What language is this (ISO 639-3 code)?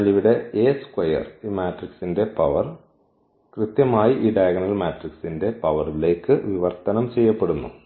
mal